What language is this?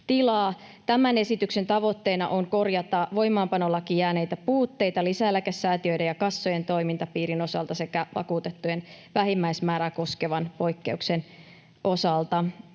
Finnish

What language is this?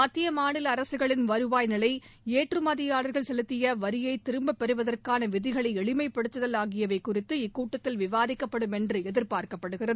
Tamil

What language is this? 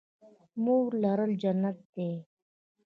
Pashto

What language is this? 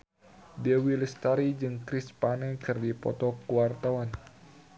Sundanese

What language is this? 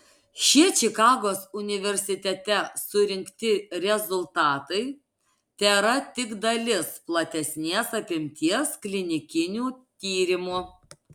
Lithuanian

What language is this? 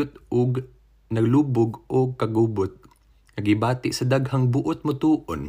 Filipino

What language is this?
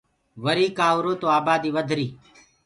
Gurgula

